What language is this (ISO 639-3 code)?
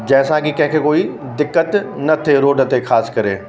snd